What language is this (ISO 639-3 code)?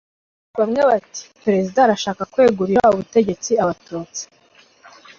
kin